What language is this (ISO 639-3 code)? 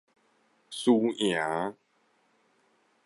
nan